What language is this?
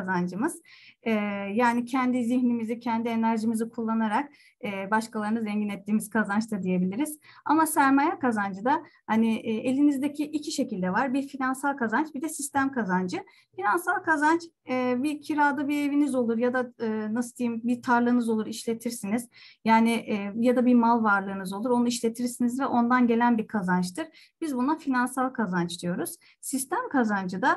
Turkish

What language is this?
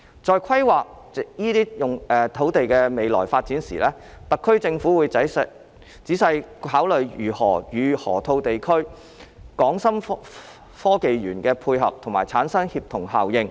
Cantonese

